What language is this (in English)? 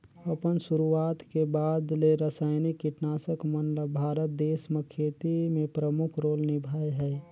Chhattisgarhi